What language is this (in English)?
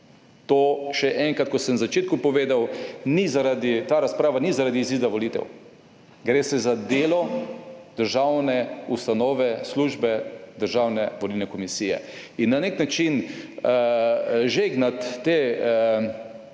Slovenian